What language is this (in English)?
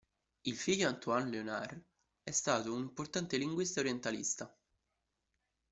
Italian